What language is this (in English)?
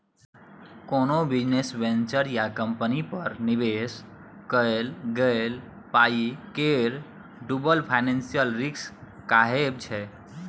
Maithili